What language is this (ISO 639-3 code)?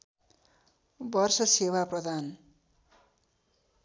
nep